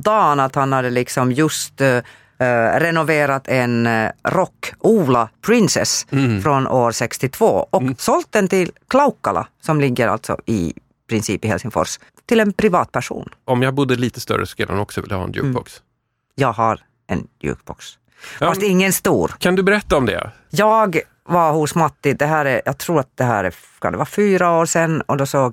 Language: Swedish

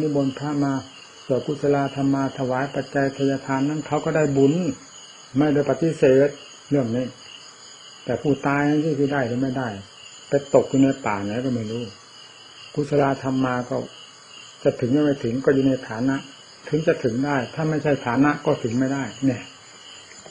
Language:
Thai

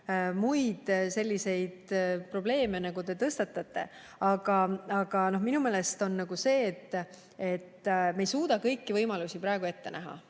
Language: Estonian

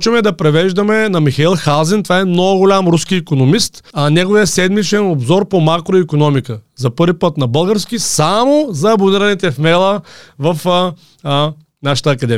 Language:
Bulgarian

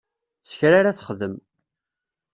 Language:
Kabyle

